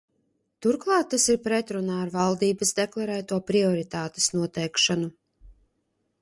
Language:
Latvian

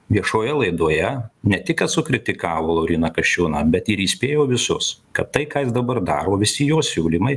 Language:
Lithuanian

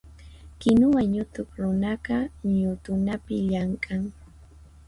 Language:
Puno Quechua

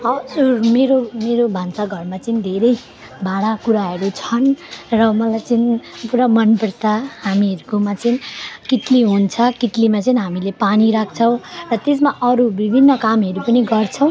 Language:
Nepali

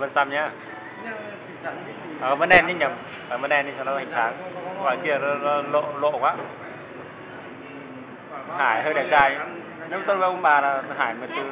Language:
Vietnamese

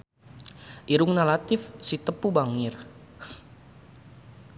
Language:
Sundanese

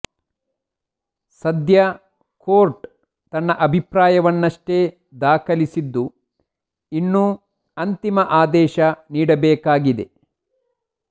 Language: Kannada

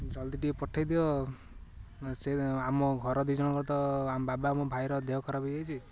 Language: Odia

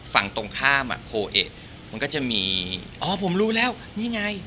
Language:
Thai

